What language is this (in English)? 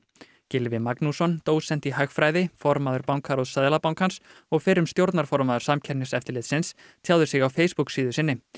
Icelandic